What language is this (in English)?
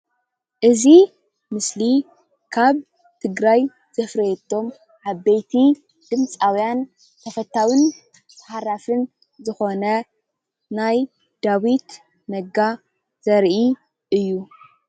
Tigrinya